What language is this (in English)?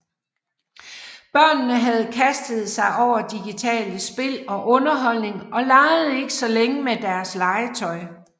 Danish